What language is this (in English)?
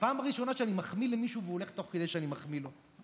Hebrew